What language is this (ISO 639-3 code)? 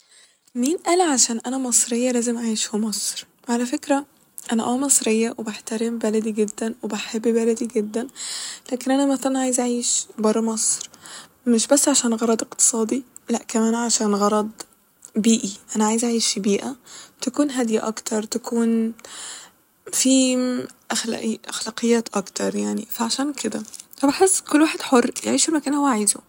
arz